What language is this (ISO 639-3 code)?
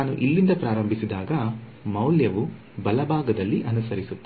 kan